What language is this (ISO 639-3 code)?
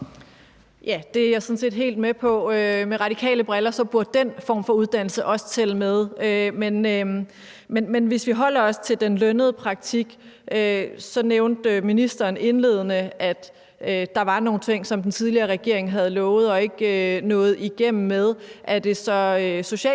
dan